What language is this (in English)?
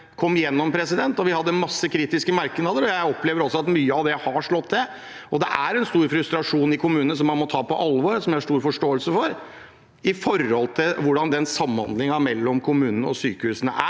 Norwegian